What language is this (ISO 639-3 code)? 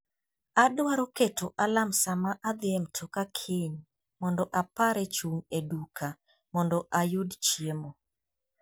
luo